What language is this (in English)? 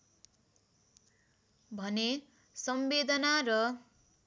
Nepali